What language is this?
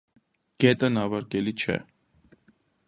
Armenian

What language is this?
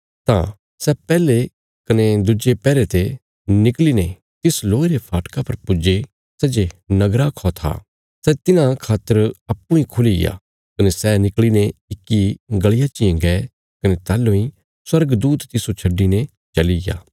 Bilaspuri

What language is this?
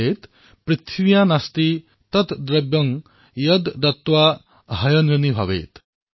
Assamese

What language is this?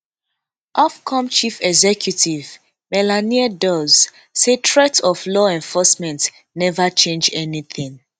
Nigerian Pidgin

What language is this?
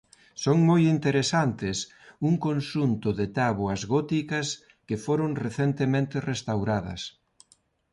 Galician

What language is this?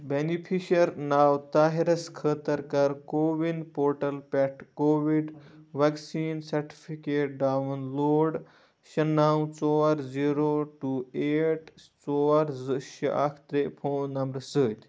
Kashmiri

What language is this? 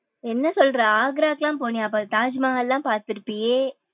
Tamil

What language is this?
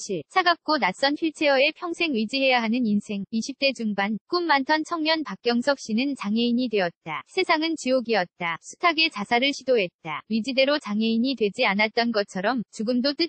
Korean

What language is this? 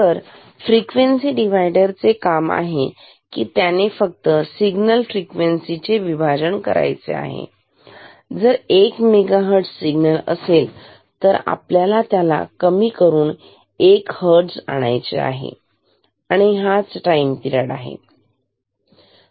Marathi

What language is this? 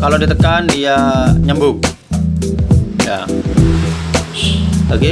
Indonesian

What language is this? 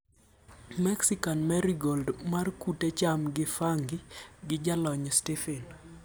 Luo (Kenya and Tanzania)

